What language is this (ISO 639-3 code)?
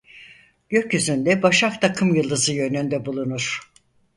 tur